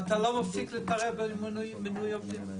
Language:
Hebrew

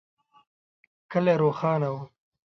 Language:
Pashto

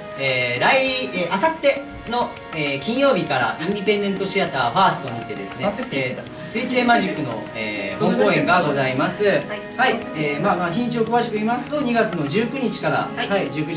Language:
Japanese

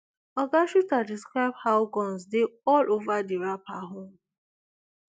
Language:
Nigerian Pidgin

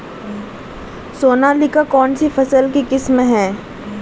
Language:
Hindi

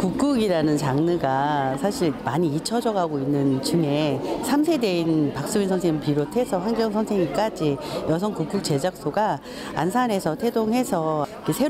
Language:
Korean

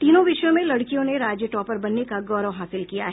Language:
Hindi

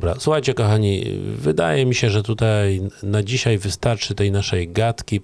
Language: Polish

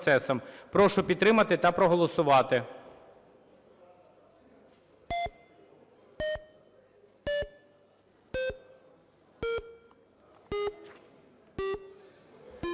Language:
Ukrainian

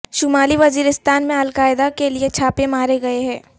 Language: Urdu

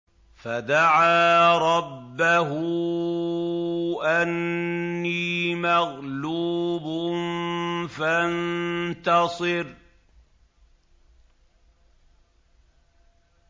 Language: Arabic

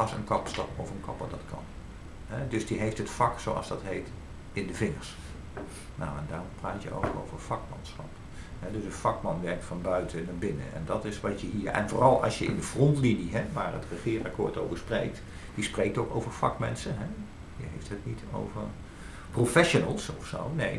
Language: Dutch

